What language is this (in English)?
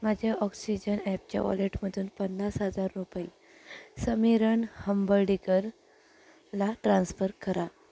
Marathi